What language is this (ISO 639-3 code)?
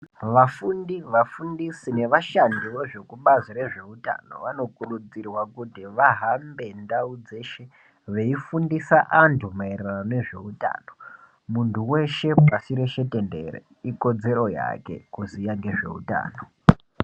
ndc